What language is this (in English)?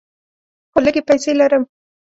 Pashto